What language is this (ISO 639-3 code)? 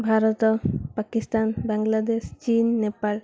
ori